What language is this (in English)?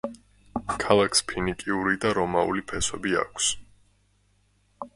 Georgian